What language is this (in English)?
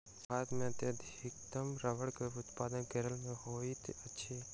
Maithili